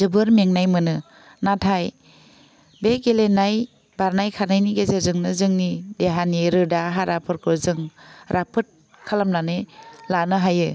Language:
Bodo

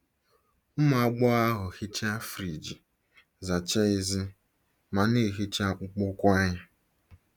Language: Igbo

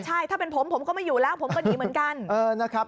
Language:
Thai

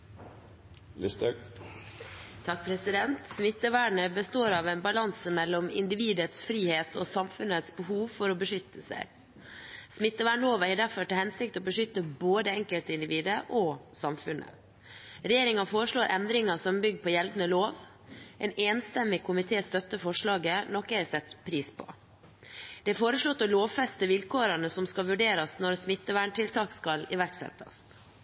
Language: Norwegian Bokmål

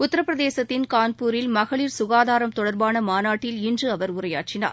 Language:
Tamil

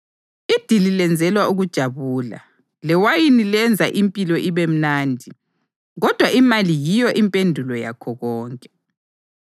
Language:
North Ndebele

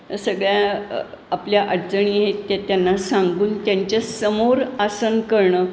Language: Marathi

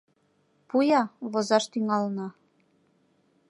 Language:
Mari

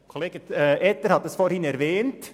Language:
Swiss German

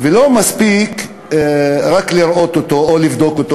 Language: Hebrew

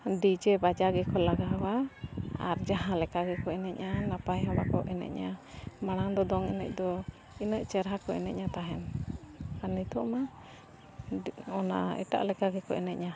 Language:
Santali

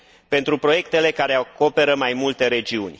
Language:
Romanian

